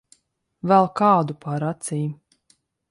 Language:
Latvian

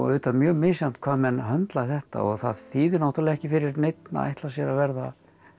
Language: Icelandic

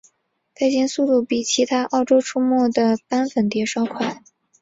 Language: Chinese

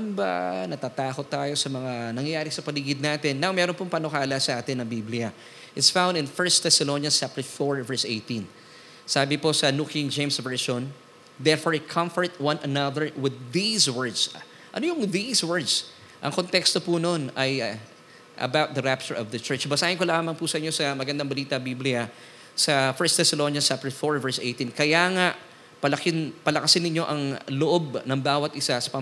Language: Filipino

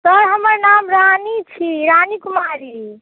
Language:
Maithili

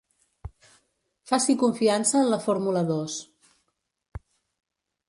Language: Catalan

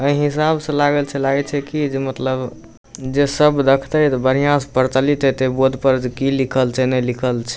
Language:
Maithili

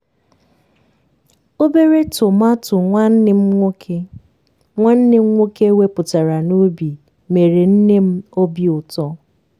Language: Igbo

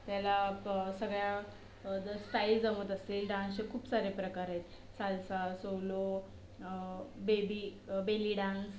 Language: Marathi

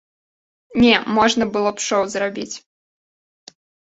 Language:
Belarusian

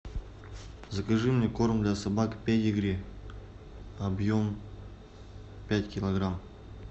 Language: Russian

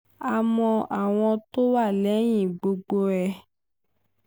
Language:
Yoruba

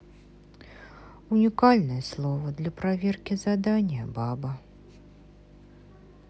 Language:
Russian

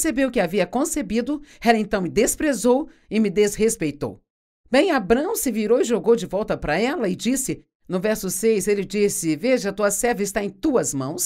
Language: Portuguese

